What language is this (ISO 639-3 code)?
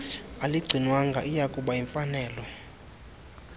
xho